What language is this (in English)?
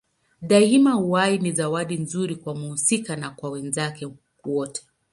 Swahili